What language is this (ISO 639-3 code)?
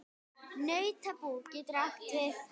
isl